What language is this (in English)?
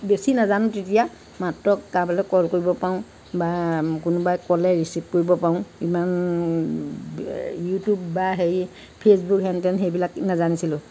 Assamese